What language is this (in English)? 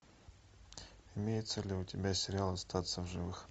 Russian